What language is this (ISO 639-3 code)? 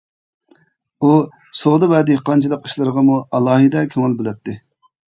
uig